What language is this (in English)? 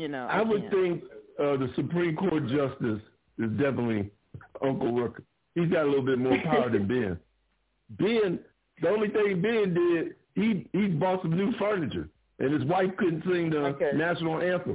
English